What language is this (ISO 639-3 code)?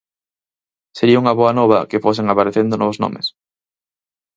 glg